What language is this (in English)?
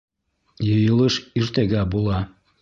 Bashkir